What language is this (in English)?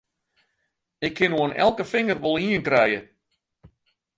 Western Frisian